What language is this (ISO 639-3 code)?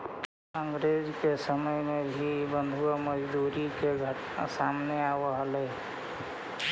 mag